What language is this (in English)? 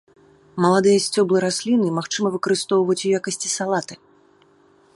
Belarusian